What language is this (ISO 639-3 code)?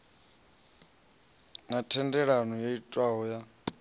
ven